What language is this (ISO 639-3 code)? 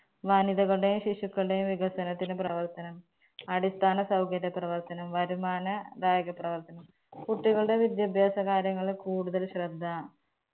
mal